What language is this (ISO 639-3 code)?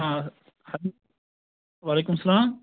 kas